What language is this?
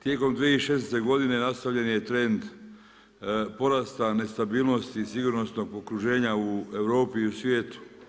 Croatian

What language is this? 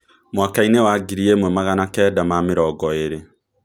Kikuyu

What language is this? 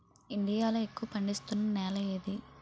Telugu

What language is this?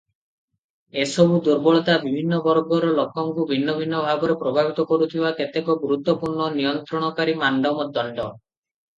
Odia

